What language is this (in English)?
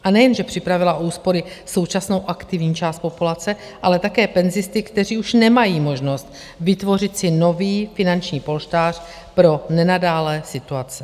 Czech